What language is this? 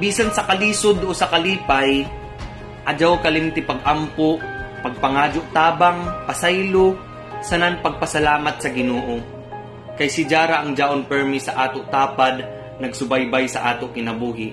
Filipino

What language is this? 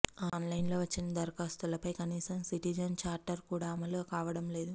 Telugu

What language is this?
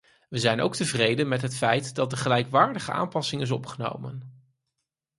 Dutch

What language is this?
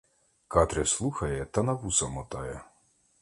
Ukrainian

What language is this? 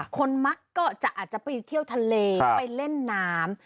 Thai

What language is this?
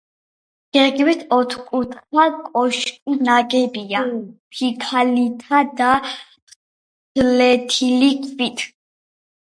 Georgian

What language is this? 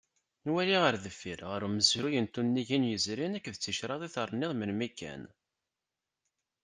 Kabyle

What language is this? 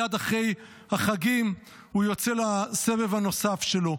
Hebrew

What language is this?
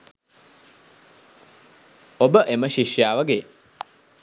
Sinhala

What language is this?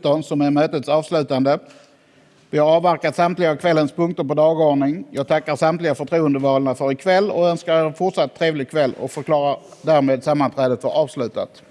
Swedish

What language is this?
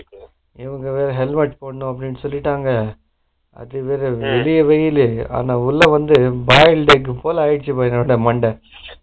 Tamil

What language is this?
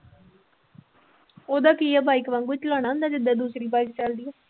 Punjabi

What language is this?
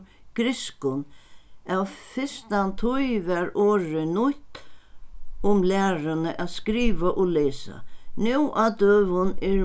Faroese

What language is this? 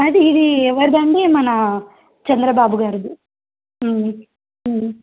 Telugu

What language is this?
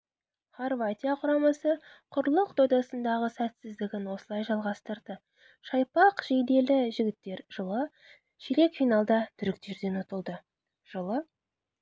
Kazakh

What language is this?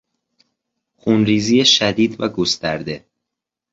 Persian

